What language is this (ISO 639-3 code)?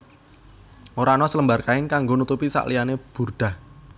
jav